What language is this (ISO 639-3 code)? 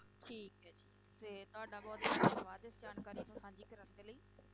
pan